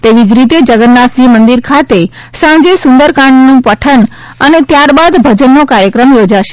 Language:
Gujarati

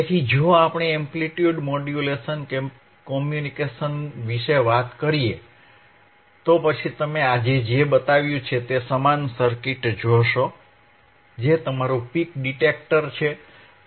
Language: Gujarati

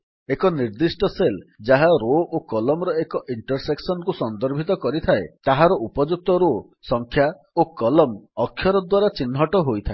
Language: Odia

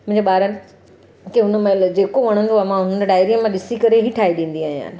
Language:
Sindhi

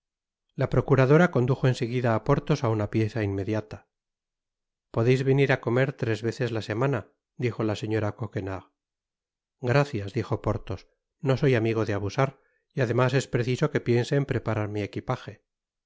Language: Spanish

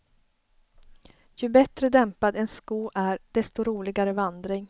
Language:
Swedish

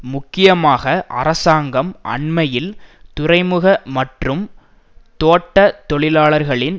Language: Tamil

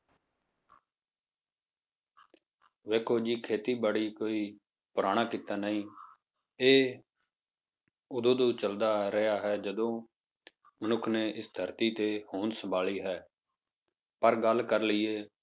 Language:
Punjabi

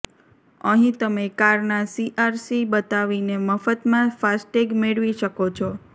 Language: Gujarati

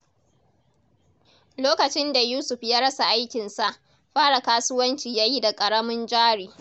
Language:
Hausa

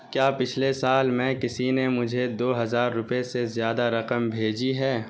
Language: Urdu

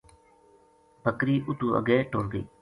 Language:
Gujari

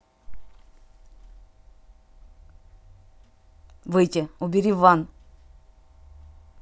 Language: Russian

